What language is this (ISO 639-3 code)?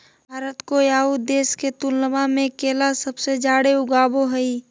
mag